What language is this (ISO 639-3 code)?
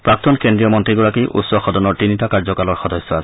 asm